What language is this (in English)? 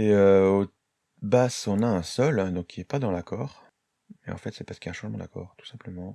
French